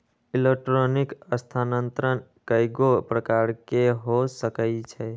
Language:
Magahi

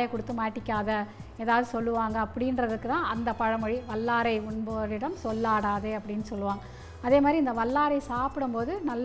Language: Arabic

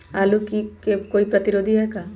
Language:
Magahi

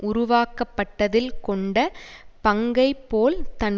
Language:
Tamil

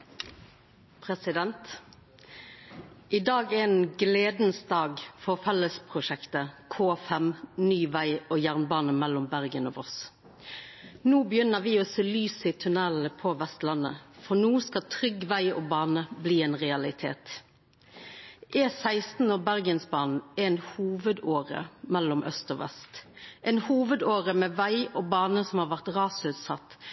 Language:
Norwegian Nynorsk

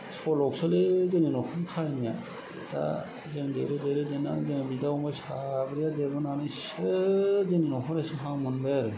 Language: Bodo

